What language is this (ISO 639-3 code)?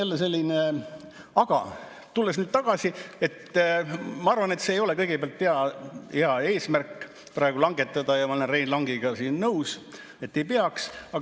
est